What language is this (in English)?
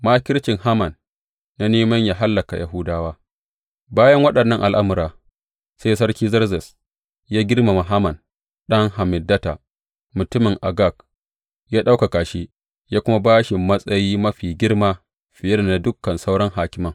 Hausa